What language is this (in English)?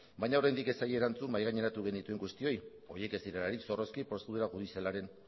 Basque